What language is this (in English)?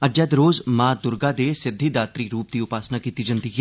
Dogri